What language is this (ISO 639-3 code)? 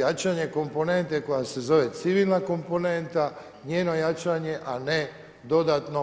hrv